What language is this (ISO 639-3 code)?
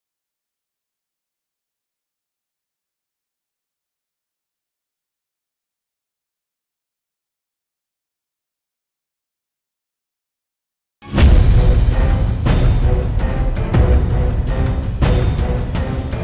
ind